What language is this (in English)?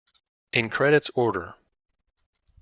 English